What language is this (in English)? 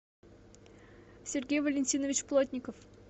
Russian